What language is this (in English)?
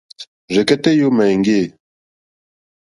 Mokpwe